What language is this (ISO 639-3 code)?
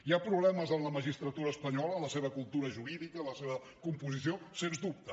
cat